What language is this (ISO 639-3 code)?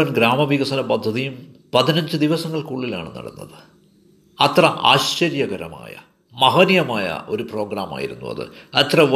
mal